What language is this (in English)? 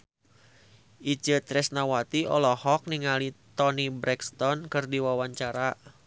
Sundanese